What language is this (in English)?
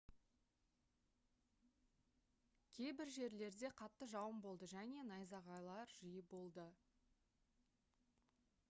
Kazakh